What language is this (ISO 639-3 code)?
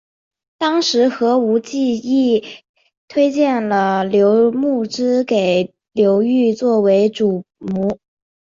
zho